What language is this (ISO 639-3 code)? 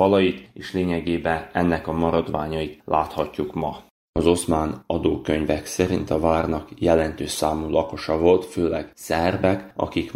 hun